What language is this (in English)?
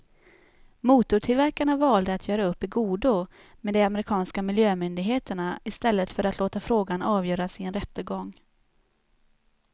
Swedish